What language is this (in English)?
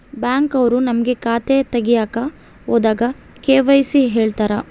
Kannada